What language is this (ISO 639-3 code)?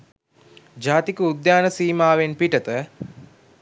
sin